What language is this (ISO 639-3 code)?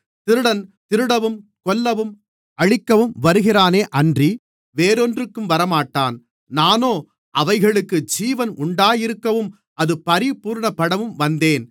tam